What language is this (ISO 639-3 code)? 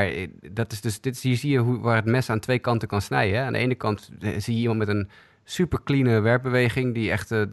nld